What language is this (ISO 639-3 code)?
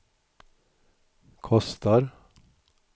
swe